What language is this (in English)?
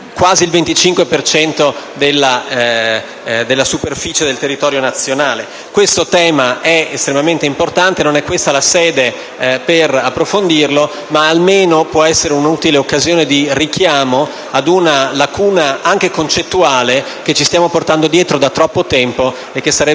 Italian